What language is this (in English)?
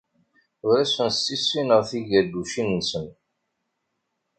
Kabyle